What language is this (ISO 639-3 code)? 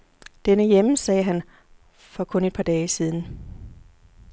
dan